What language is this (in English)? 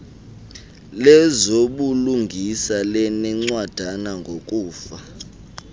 Xhosa